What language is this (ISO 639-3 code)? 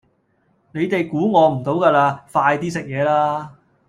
yue